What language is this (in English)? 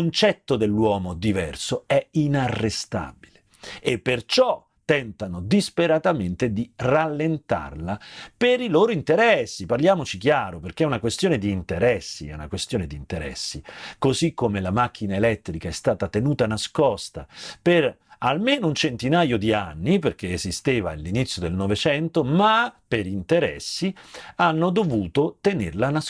Italian